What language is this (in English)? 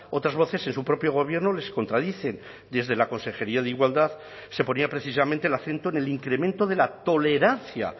Spanish